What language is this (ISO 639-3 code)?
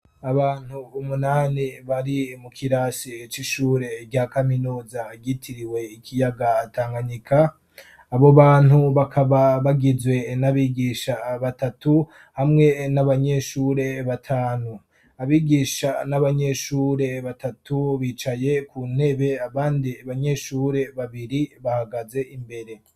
run